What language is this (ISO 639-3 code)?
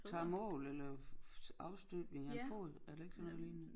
dan